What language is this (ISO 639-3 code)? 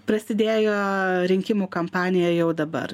lit